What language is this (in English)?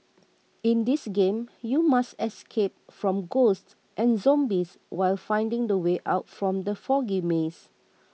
English